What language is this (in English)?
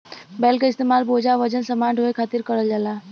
Bhojpuri